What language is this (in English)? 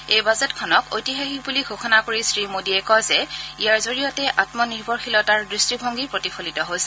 Assamese